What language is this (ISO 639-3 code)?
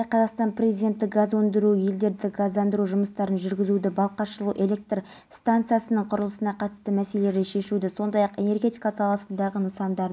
kaz